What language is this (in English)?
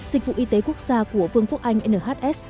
Vietnamese